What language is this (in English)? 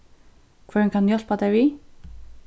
Faroese